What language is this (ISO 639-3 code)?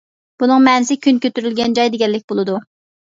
uig